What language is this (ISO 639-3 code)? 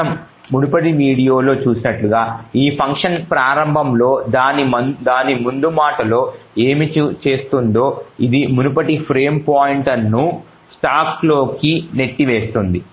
tel